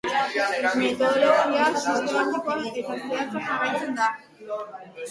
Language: Basque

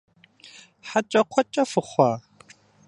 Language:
Kabardian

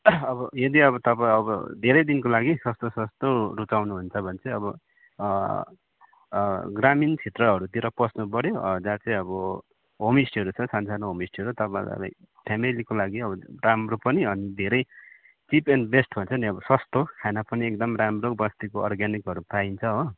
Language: Nepali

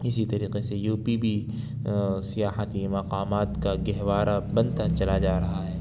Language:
Urdu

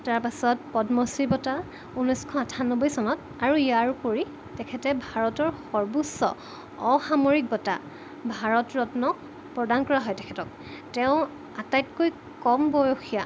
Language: Assamese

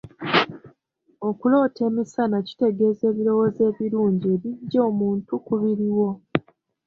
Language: Ganda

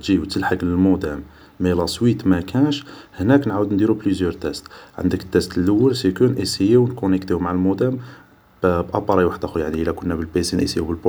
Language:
Algerian Arabic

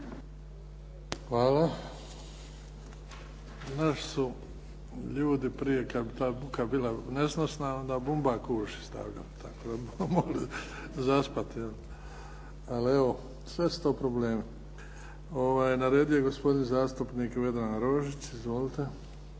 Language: Croatian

